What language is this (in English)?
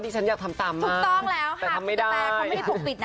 Thai